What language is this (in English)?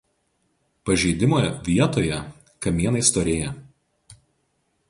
Lithuanian